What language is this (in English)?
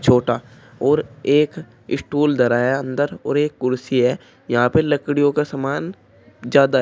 Hindi